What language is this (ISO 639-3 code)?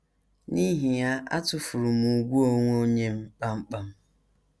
ibo